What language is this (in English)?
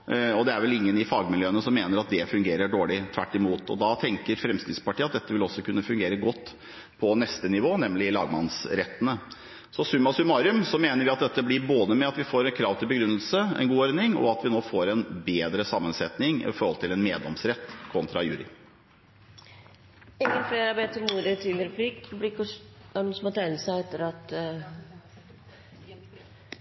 Norwegian